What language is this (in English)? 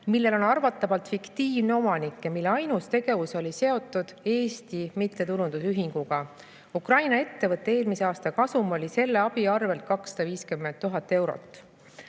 Estonian